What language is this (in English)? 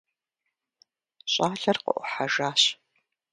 Kabardian